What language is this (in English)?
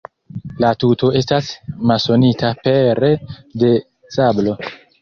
Esperanto